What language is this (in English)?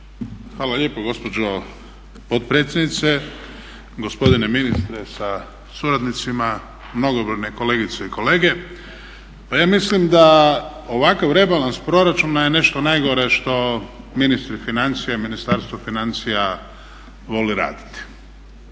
Croatian